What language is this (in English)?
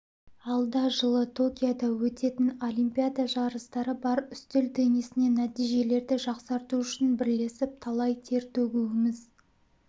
Kazakh